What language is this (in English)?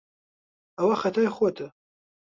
Central Kurdish